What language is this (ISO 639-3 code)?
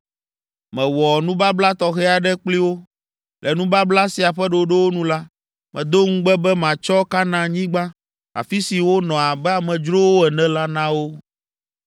ewe